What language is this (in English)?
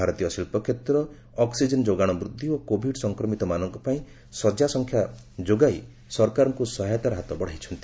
Odia